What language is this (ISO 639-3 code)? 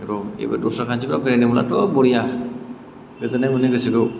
brx